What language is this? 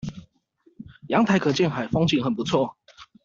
Chinese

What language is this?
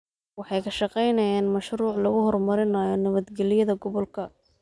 Somali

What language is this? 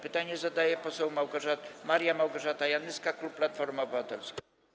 Polish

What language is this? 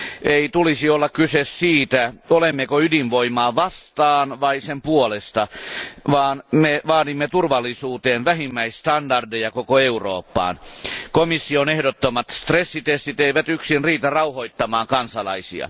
Finnish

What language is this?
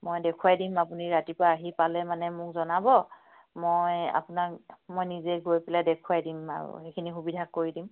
Assamese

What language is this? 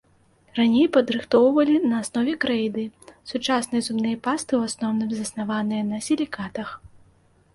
Belarusian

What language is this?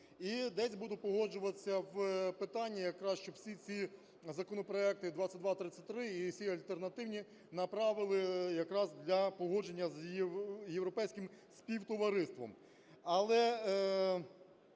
Ukrainian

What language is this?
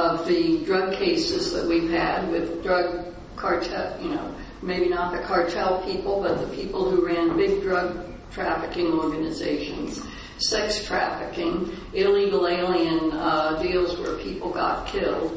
English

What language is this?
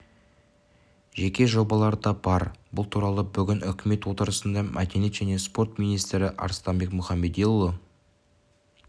Kazakh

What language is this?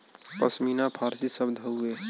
Bhojpuri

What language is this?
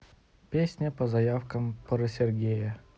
Russian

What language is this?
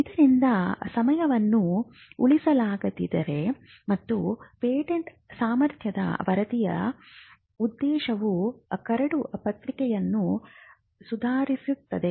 Kannada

